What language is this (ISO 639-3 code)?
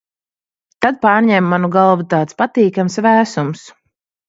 lav